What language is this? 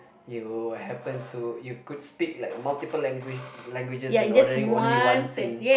English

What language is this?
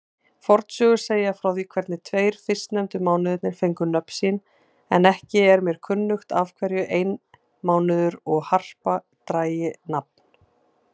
Icelandic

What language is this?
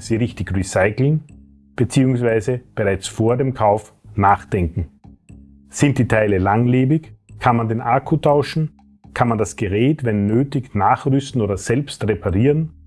German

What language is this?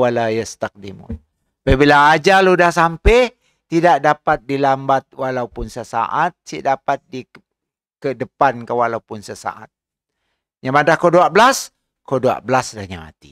Malay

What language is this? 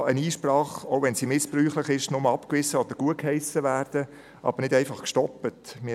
Swiss German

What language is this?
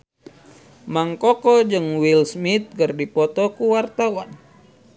Sundanese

